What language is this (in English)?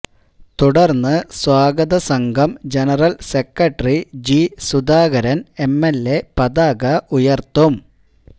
Malayalam